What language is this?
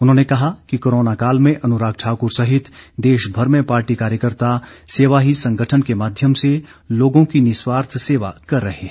Hindi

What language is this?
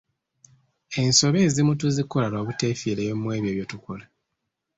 Ganda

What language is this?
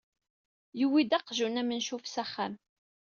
Kabyle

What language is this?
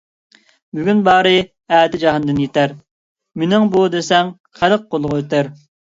Uyghur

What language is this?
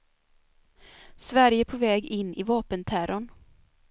Swedish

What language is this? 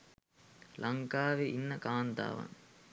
Sinhala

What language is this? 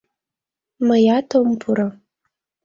Mari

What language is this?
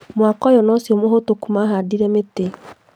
Kikuyu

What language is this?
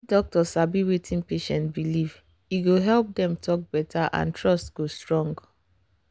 Nigerian Pidgin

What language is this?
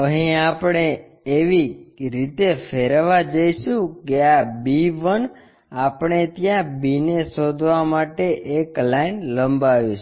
Gujarati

